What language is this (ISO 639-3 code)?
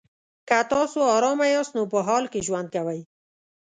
pus